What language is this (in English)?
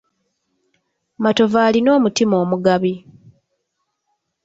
Ganda